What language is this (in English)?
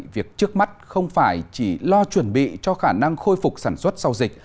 Vietnamese